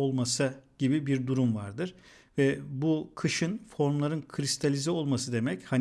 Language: Turkish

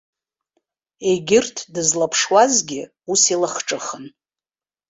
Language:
Abkhazian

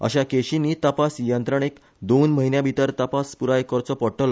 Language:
Konkani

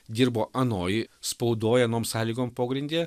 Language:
Lithuanian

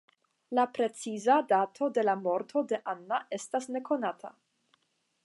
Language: Esperanto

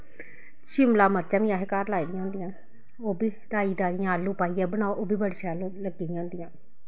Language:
Dogri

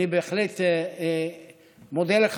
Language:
Hebrew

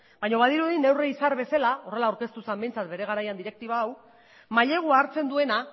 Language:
Basque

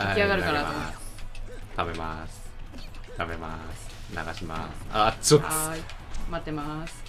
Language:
Japanese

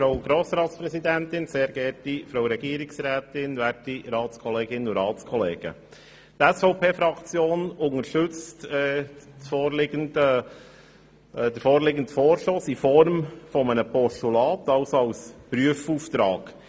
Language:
Swiss German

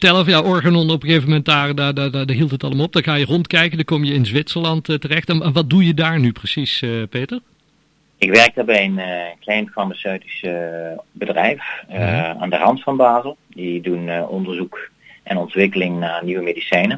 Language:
Dutch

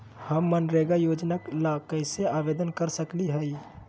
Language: Magahi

